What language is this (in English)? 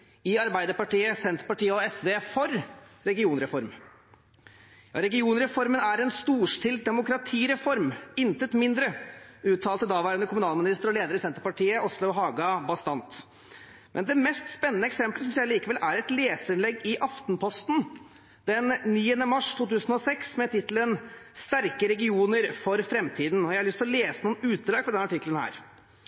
Norwegian Bokmål